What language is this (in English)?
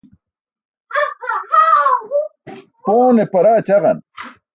Burushaski